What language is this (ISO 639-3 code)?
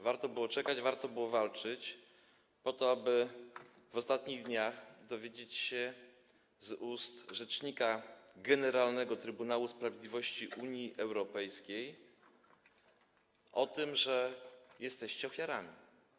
pol